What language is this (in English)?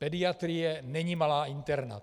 Czech